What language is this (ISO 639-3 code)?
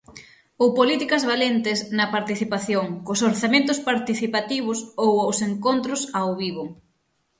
glg